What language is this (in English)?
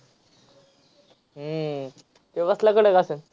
Marathi